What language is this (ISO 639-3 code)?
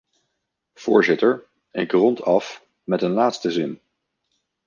nld